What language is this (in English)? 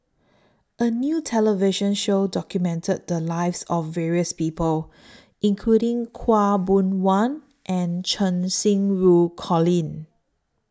English